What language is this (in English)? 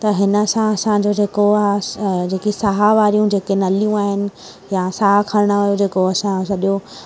Sindhi